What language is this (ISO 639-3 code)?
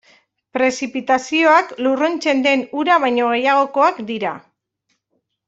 eus